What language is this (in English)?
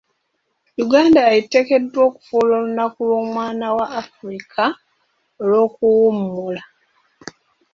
Ganda